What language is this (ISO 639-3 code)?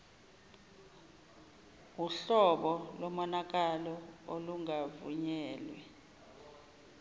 zul